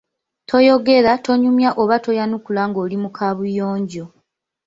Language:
Ganda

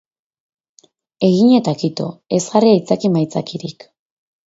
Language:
Basque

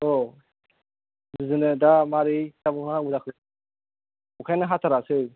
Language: Bodo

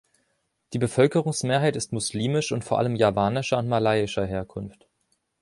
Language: German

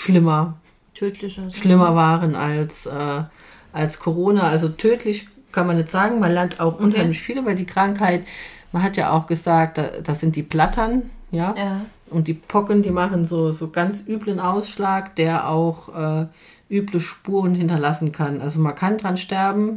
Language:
German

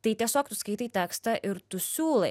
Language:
Lithuanian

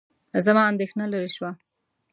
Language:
Pashto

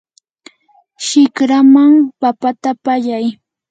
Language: Yanahuanca Pasco Quechua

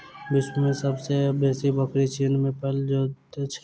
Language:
Maithili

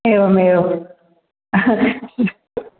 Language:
Sanskrit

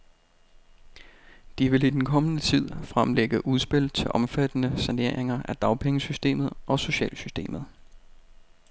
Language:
Danish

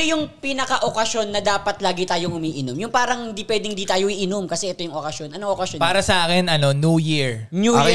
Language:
Filipino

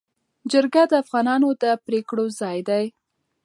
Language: Pashto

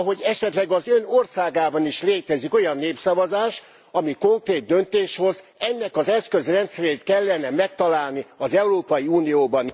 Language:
Hungarian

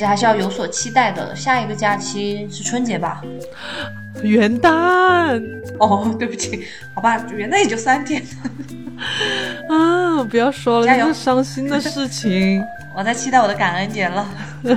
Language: Chinese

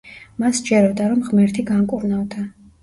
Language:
Georgian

